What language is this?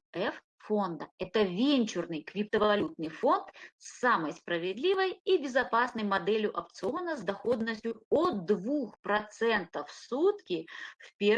Russian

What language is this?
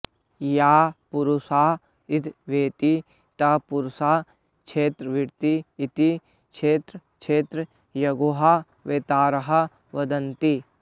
Sanskrit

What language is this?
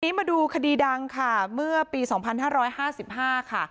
Thai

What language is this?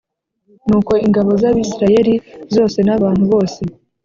Kinyarwanda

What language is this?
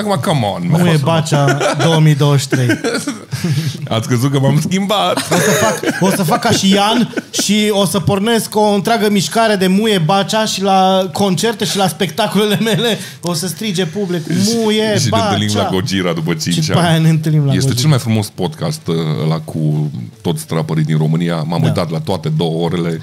Romanian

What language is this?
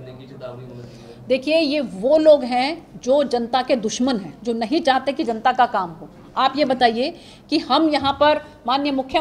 Hindi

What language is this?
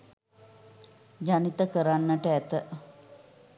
Sinhala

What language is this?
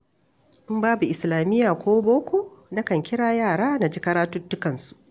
Hausa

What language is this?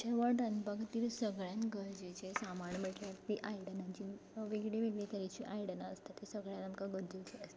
Konkani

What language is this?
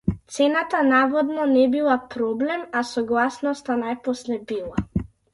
Macedonian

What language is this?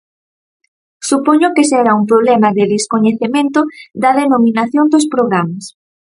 Galician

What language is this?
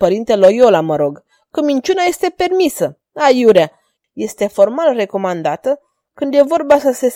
Romanian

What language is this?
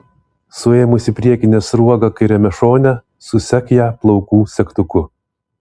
Lithuanian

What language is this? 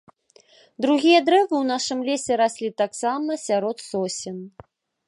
Belarusian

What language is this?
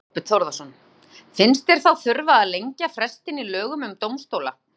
Icelandic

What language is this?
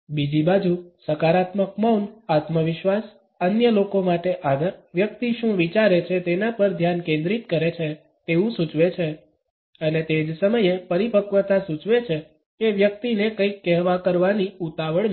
Gujarati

